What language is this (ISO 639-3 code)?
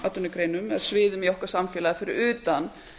isl